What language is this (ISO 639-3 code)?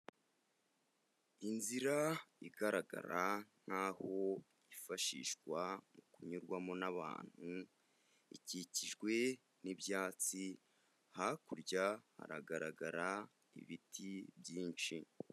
kin